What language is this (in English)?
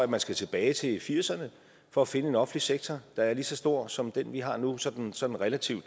Danish